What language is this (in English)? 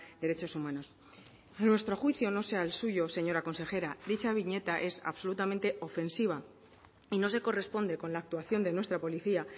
Spanish